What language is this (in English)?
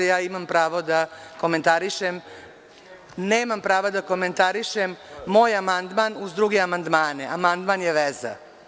Serbian